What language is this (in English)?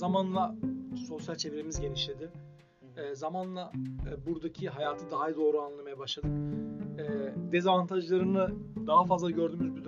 Turkish